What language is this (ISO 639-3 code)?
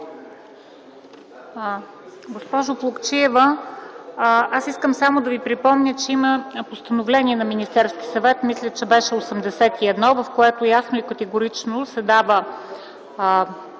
bul